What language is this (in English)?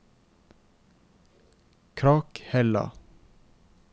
Norwegian